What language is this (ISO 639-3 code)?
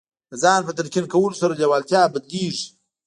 pus